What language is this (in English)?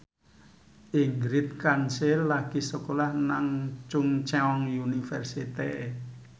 Javanese